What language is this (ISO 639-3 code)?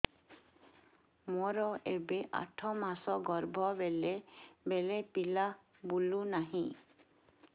ori